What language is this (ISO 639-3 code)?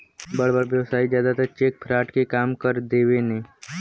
bho